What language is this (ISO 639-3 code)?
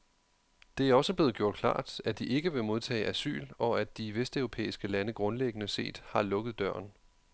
dan